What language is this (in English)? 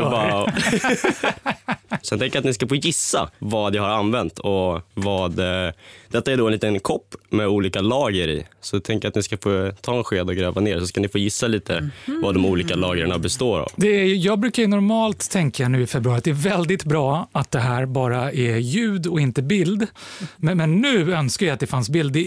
Swedish